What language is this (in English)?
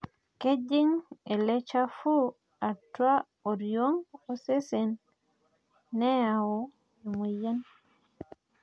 Masai